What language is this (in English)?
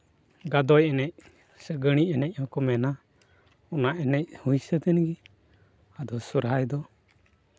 Santali